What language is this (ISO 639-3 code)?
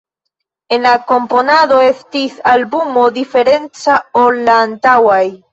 epo